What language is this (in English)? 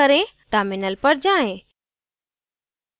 Hindi